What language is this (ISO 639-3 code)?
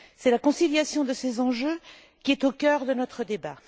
fra